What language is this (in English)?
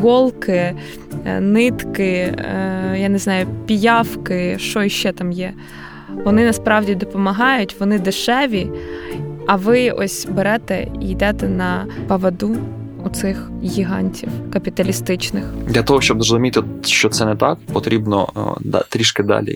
Ukrainian